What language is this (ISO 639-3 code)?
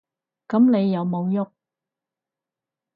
yue